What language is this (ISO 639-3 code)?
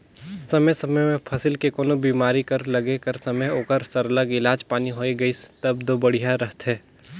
hne